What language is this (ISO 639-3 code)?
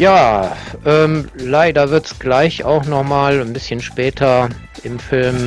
deu